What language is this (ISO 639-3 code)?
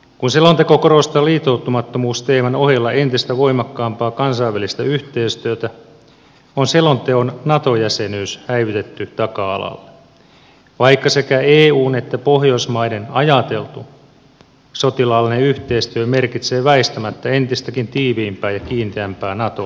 fin